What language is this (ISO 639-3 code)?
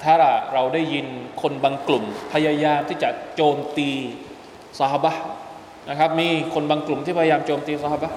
tha